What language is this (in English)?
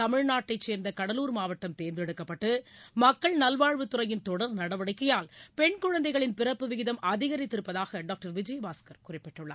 Tamil